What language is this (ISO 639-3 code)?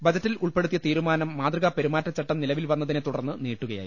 mal